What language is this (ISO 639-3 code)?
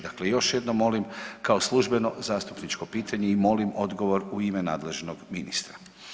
hrv